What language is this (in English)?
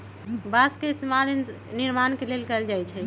Magahi